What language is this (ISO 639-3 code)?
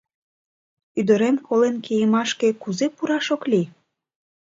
chm